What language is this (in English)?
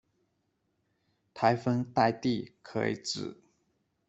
Chinese